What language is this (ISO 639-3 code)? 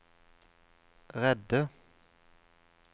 nor